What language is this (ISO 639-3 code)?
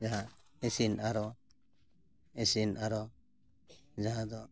sat